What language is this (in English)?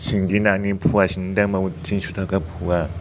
Bodo